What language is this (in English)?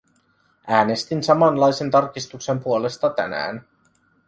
Finnish